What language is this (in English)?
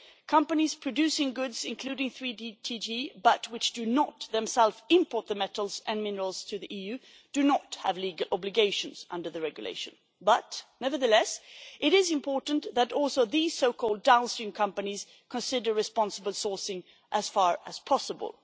English